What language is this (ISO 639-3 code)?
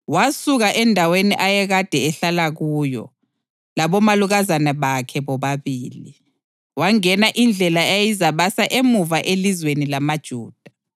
nde